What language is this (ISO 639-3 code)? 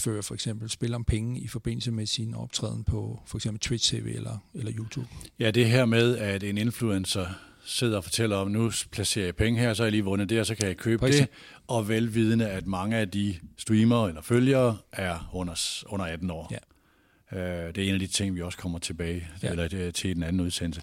dan